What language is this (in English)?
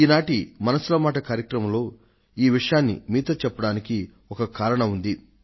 Telugu